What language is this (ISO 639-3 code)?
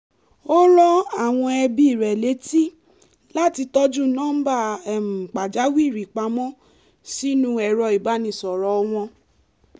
yor